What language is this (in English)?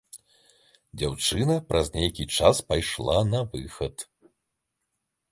Belarusian